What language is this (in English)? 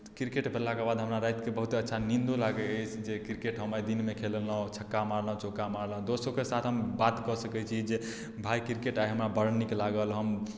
Maithili